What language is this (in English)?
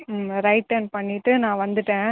Tamil